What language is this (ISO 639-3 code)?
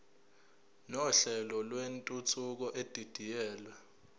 zul